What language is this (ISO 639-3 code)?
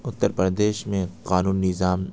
urd